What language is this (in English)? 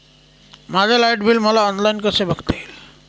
Marathi